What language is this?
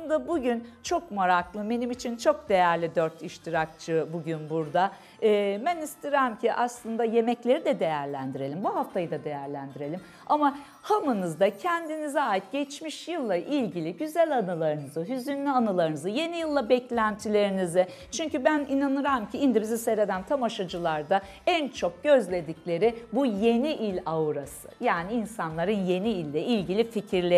Turkish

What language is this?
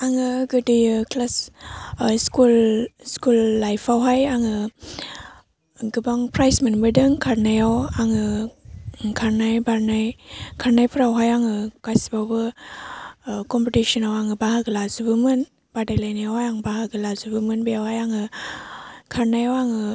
Bodo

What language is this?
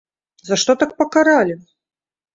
Belarusian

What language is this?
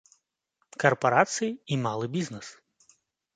Belarusian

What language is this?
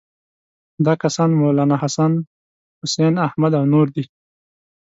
Pashto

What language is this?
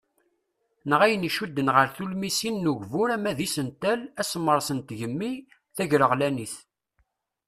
Kabyle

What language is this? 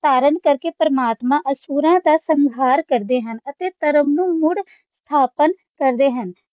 Punjabi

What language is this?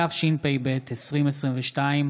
Hebrew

